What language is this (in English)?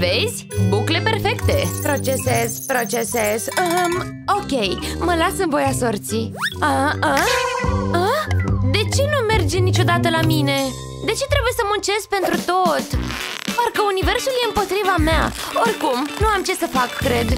Romanian